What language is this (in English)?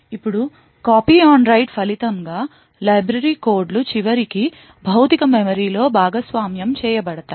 Telugu